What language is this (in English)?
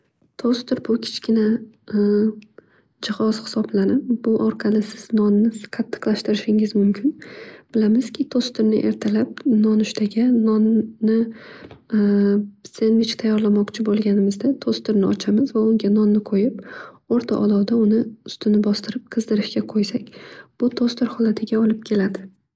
Uzbek